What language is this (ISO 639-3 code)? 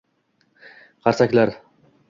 uzb